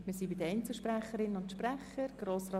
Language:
Swiss German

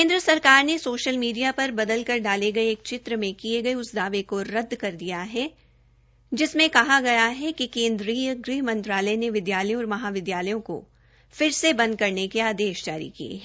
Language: Hindi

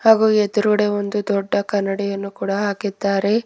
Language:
Kannada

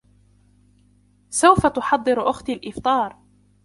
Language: Arabic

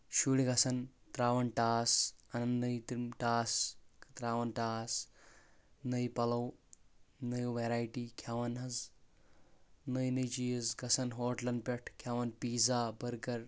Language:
Kashmiri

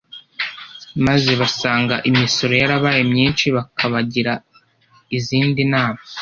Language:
Kinyarwanda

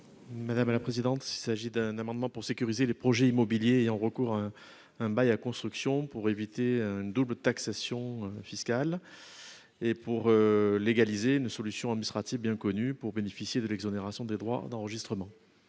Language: French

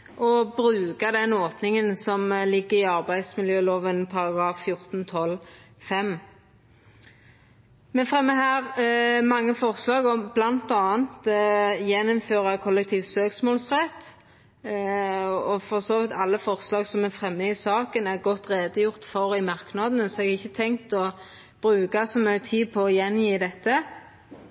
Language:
Norwegian Nynorsk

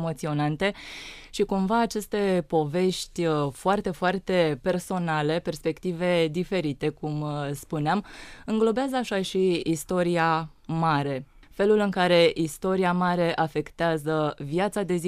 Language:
Romanian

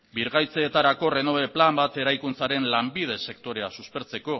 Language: Basque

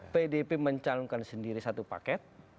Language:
Indonesian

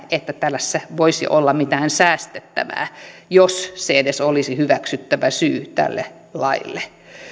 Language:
Finnish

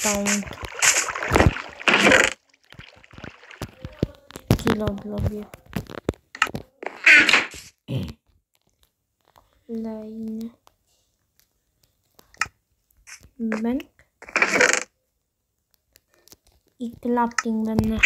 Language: Polish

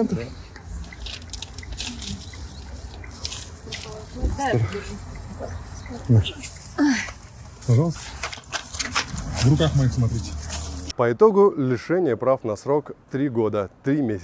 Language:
Russian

